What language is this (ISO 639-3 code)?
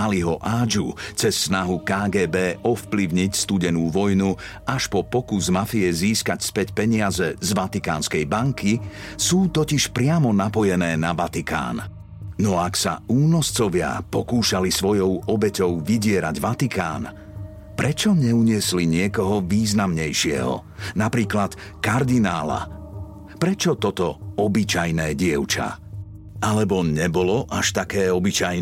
slk